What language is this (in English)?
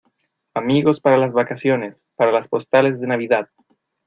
Spanish